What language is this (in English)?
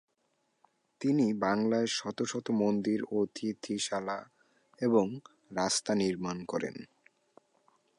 Bangla